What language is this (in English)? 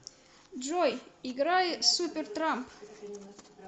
Russian